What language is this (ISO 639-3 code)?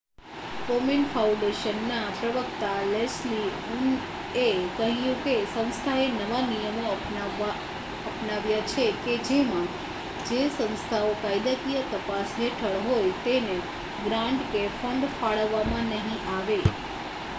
guj